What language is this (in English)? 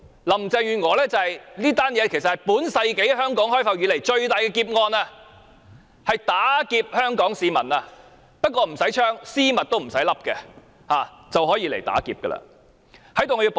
Cantonese